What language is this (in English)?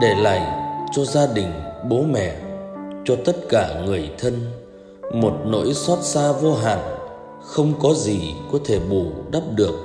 Vietnamese